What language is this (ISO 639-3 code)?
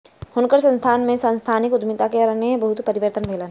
mai